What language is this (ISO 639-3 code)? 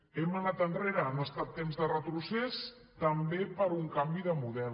cat